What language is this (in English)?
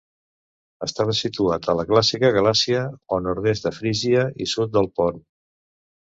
Catalan